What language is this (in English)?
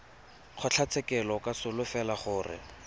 Tswana